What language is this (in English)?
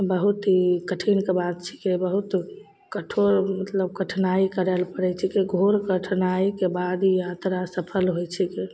Maithili